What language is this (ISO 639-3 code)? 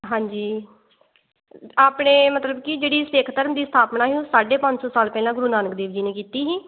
pan